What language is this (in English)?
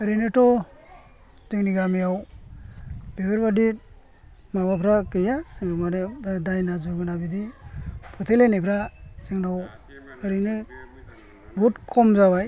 Bodo